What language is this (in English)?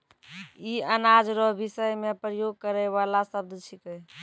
Maithili